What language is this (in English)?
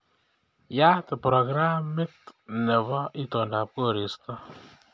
Kalenjin